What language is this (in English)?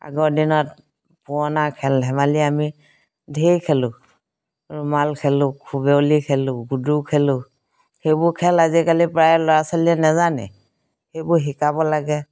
Assamese